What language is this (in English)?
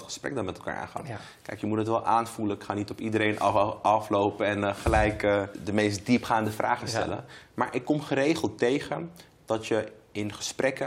Dutch